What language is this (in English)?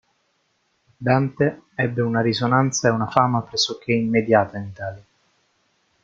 Italian